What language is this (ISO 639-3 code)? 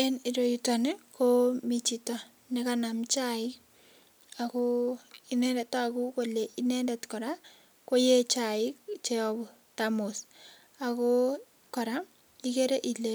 kln